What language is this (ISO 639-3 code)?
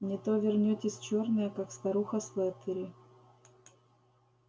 rus